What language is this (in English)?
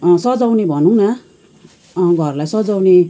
Nepali